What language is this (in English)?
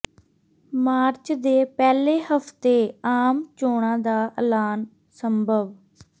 Punjabi